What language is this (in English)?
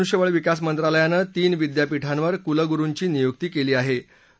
Marathi